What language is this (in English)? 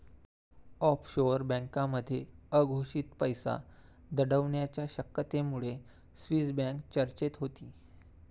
Marathi